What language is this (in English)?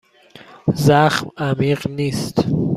Persian